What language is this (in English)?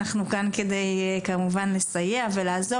Hebrew